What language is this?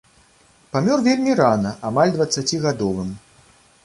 Belarusian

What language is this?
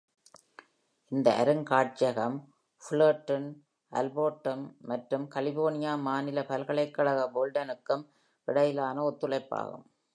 Tamil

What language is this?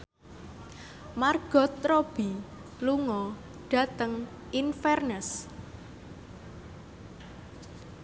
Javanese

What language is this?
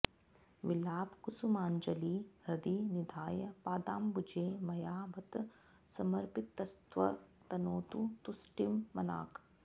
Sanskrit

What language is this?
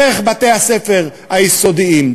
Hebrew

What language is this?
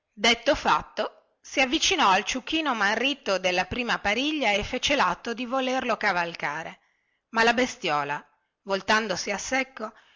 Italian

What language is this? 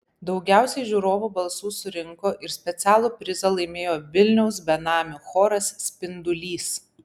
Lithuanian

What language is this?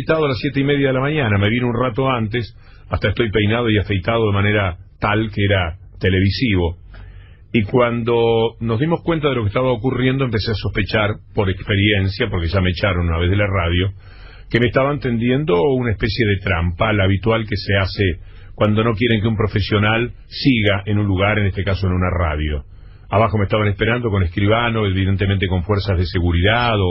Spanish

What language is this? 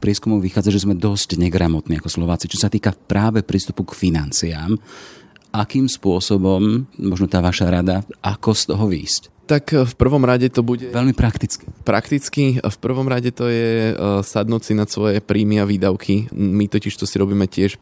Slovak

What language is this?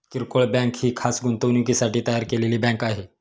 Marathi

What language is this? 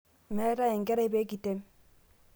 Masai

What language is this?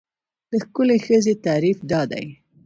Pashto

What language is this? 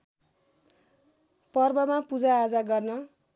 Nepali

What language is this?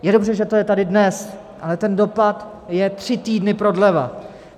Czech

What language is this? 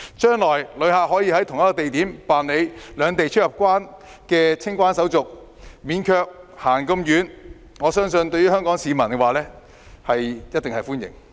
Cantonese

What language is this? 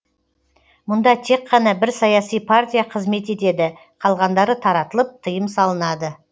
Kazakh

